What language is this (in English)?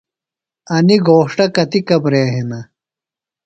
Phalura